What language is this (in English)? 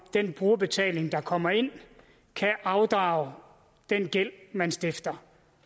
Danish